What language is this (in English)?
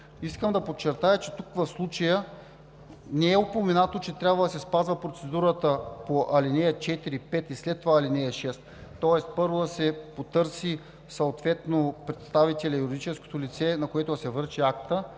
Bulgarian